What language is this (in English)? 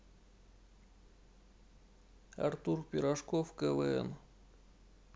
Russian